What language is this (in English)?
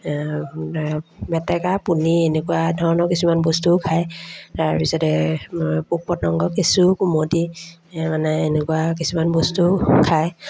Assamese